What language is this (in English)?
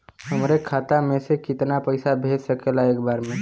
Bhojpuri